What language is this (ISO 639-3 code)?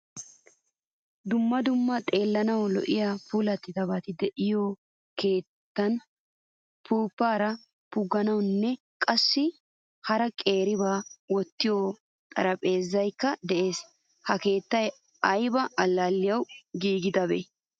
wal